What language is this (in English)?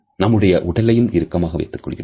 Tamil